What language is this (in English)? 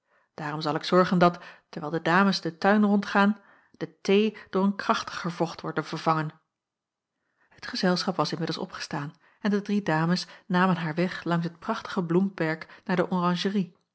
Dutch